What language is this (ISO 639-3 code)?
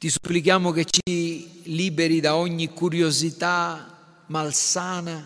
ita